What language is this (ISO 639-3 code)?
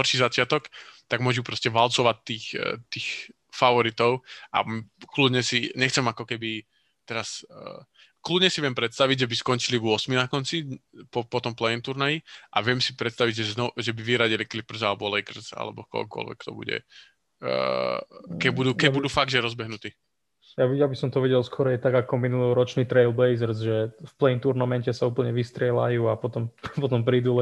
slk